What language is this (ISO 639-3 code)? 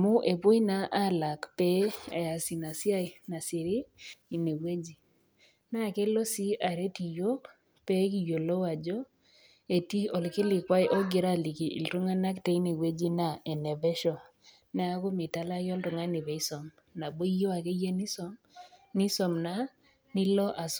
mas